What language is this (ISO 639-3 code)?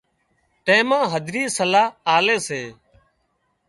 kxp